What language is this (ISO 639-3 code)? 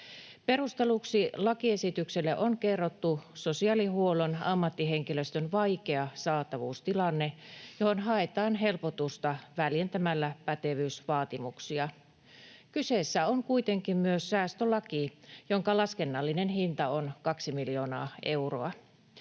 fin